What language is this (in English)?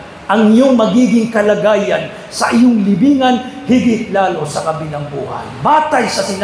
Filipino